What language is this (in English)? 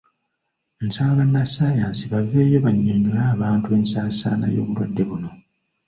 Ganda